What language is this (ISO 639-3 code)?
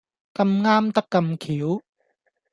yue